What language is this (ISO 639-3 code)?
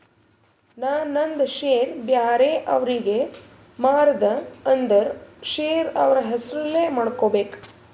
kan